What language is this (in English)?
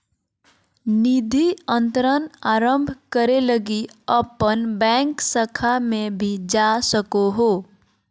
Magahi